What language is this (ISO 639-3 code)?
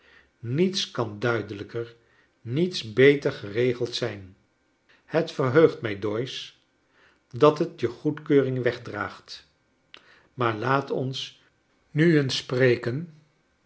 nld